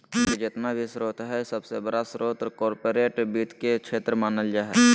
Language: Magahi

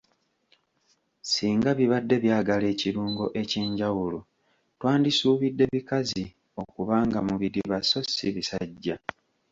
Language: Ganda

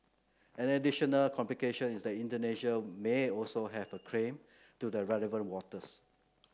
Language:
English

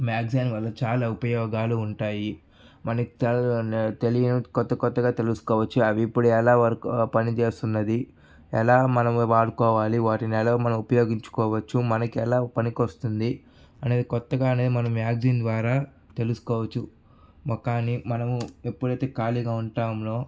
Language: Telugu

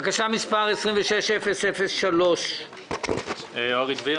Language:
Hebrew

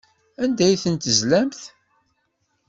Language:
Kabyle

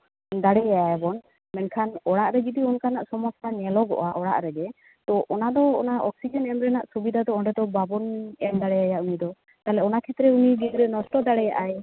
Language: Santali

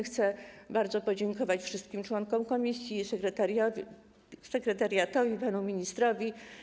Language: Polish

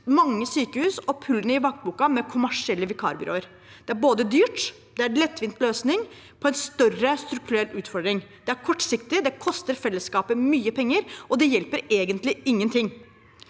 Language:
Norwegian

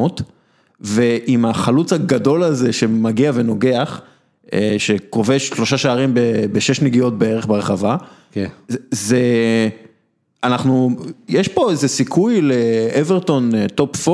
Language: Hebrew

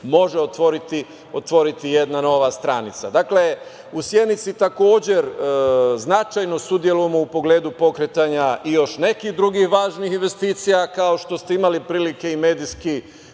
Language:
Serbian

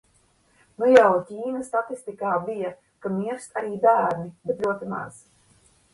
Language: Latvian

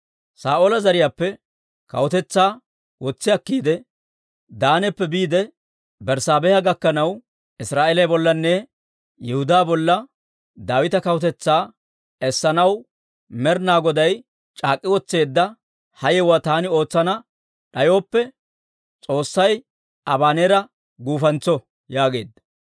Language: Dawro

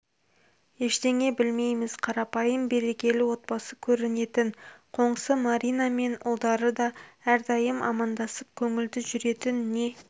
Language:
Kazakh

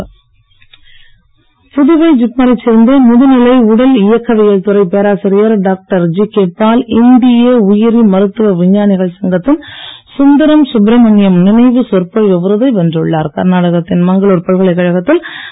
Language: Tamil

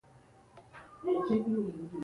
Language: Swahili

